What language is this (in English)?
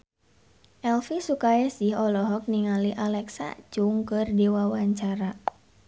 Sundanese